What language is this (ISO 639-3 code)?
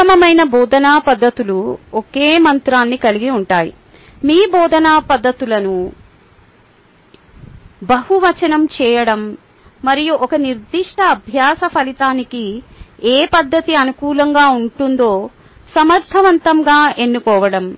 tel